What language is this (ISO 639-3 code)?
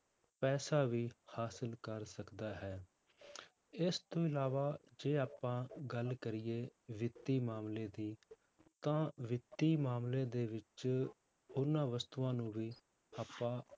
pan